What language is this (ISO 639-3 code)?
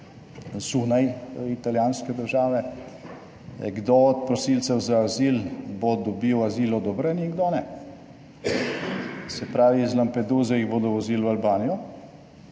slv